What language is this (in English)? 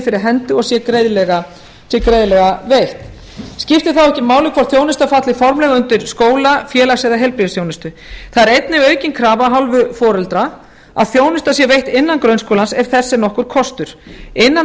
Icelandic